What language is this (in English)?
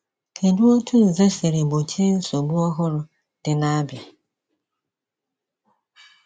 Igbo